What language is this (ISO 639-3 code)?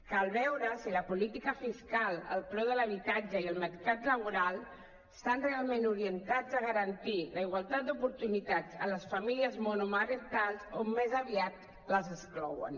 cat